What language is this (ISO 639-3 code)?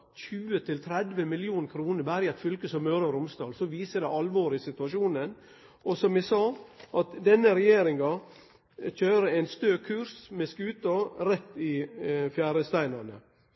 nno